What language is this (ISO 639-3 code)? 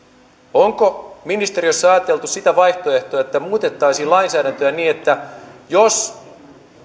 fin